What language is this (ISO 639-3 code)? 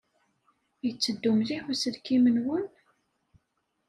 kab